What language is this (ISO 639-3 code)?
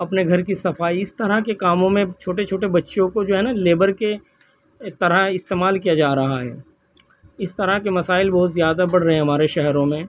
urd